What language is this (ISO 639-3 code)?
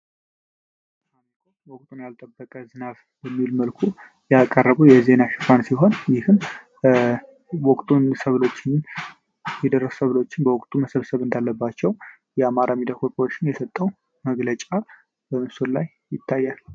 amh